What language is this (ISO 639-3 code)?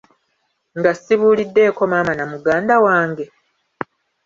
lug